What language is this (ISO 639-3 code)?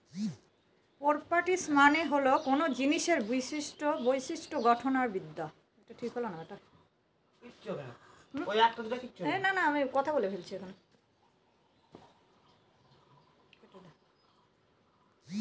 ben